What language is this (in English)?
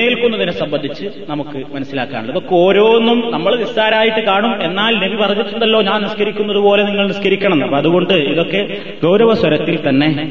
Malayalam